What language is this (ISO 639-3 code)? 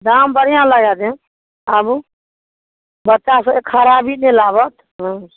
mai